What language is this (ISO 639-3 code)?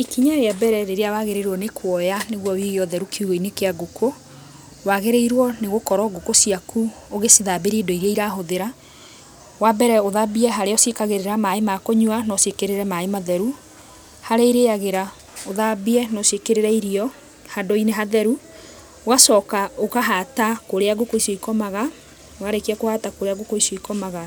kik